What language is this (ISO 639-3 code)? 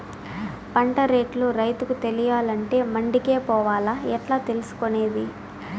tel